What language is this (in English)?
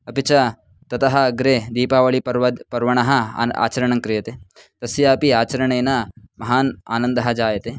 Sanskrit